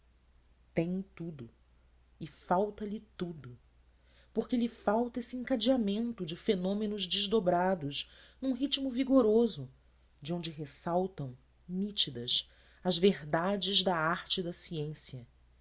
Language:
Portuguese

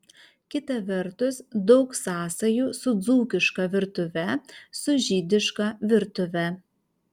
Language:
Lithuanian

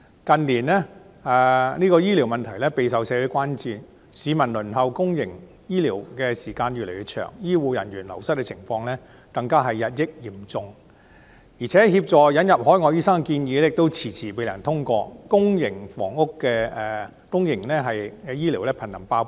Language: Cantonese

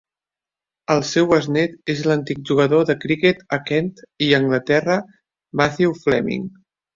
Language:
Catalan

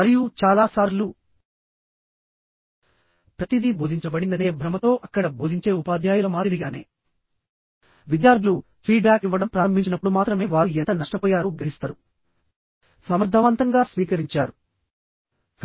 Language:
Telugu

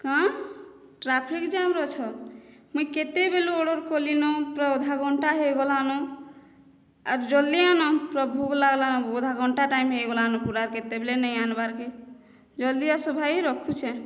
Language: Odia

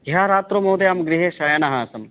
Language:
Sanskrit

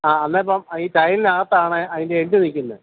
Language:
Malayalam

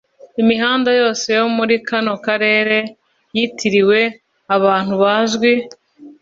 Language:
Kinyarwanda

